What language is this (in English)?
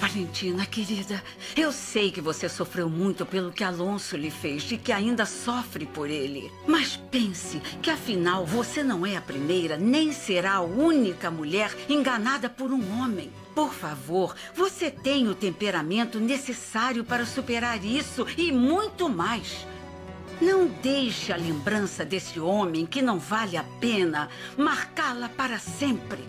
Portuguese